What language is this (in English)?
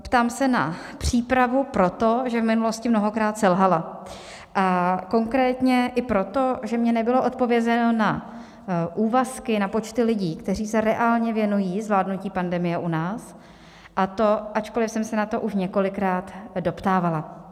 Czech